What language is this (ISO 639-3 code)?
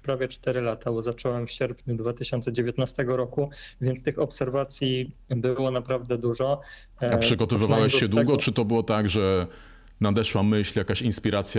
pol